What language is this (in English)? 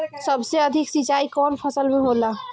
Bhojpuri